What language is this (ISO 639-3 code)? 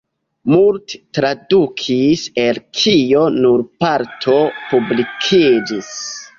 epo